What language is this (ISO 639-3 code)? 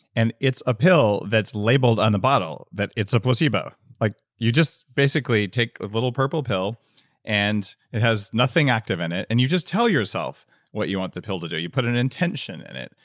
eng